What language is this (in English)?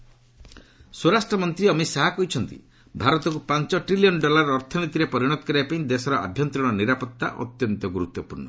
Odia